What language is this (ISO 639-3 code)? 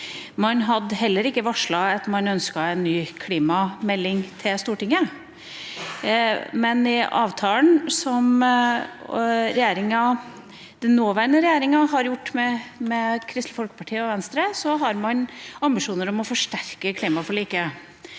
nor